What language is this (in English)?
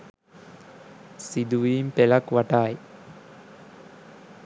Sinhala